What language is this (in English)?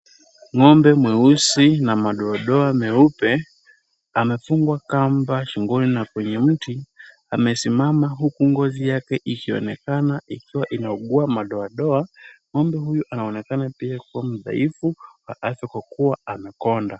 Swahili